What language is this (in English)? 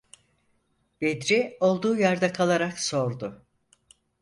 Turkish